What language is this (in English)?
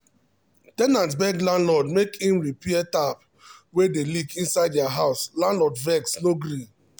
Nigerian Pidgin